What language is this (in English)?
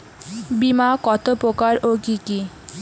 Bangla